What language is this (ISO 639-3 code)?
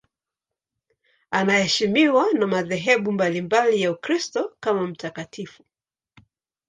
swa